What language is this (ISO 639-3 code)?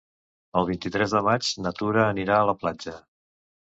cat